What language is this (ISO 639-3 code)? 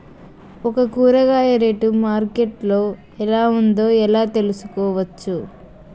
tel